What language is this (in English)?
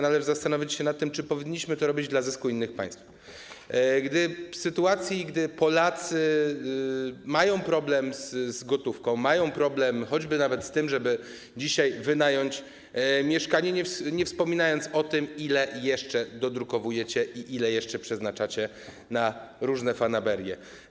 Polish